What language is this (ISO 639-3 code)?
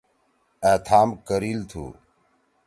trw